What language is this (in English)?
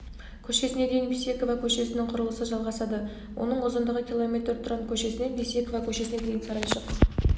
Kazakh